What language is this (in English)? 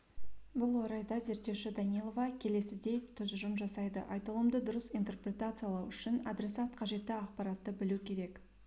Kazakh